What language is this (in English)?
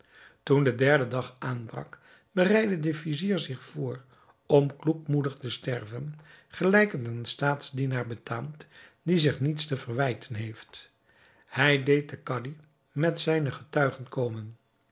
Dutch